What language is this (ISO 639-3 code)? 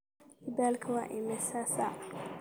som